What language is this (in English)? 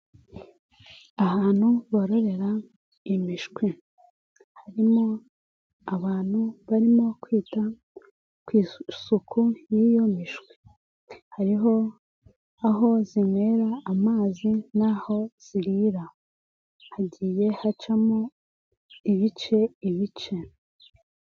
Kinyarwanda